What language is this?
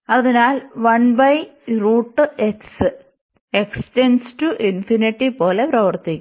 Malayalam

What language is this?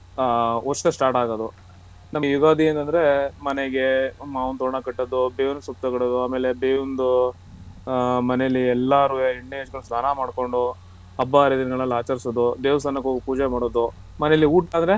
Kannada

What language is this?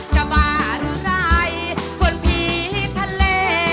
Thai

